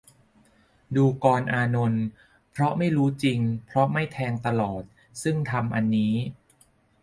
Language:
Thai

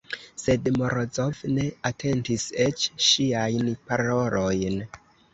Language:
Esperanto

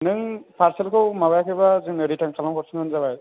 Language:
Bodo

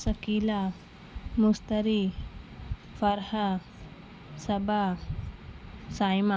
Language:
Urdu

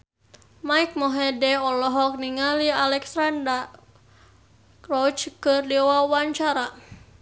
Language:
Sundanese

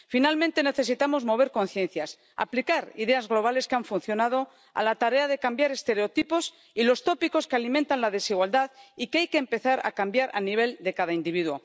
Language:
Spanish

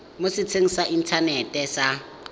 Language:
Tswana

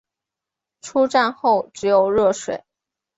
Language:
Chinese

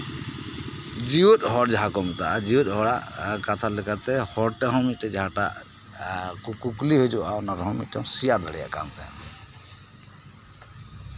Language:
Santali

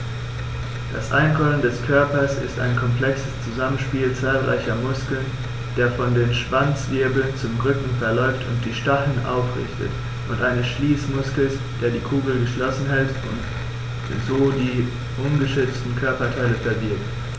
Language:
German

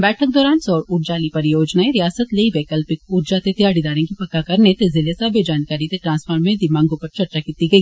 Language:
Dogri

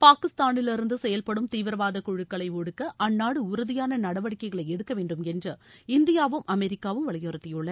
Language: Tamil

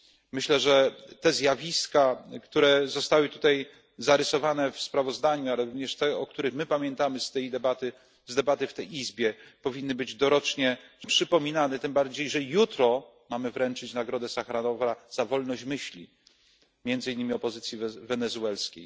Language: Polish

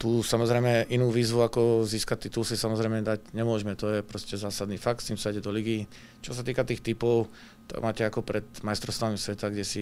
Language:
Czech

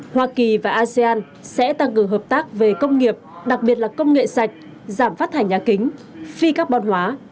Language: Vietnamese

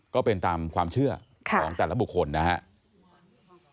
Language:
Thai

